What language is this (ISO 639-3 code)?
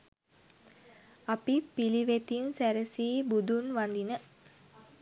sin